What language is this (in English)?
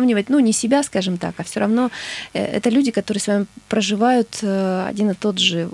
Russian